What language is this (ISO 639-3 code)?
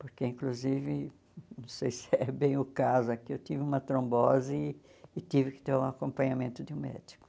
por